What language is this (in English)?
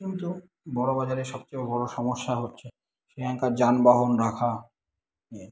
Bangla